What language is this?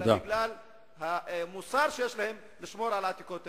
Hebrew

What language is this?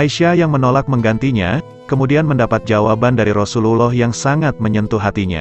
Indonesian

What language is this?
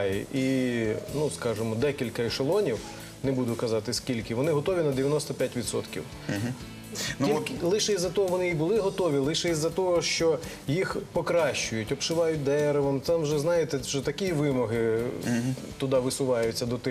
Ukrainian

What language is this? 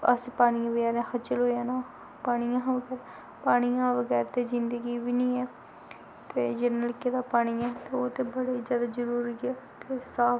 Dogri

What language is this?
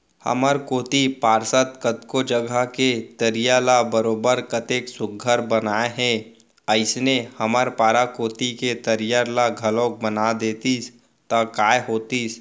Chhattisgarhi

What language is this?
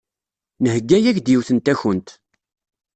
Kabyle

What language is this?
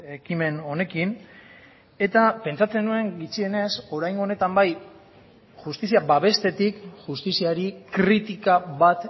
Basque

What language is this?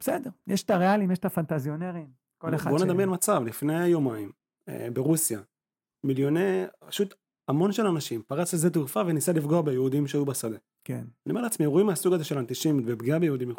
Hebrew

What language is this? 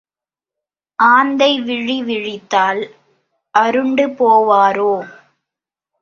Tamil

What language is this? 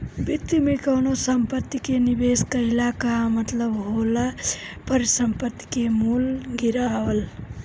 Bhojpuri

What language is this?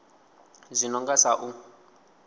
Venda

